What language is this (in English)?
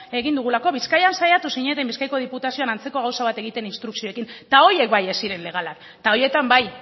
Basque